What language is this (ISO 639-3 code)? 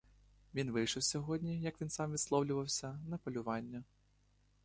ukr